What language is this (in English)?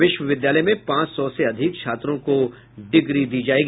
Hindi